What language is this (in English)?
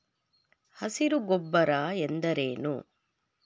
Kannada